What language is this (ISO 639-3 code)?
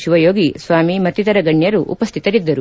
kan